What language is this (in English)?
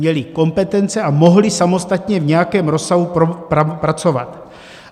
Czech